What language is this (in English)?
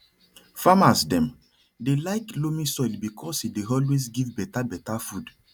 Nigerian Pidgin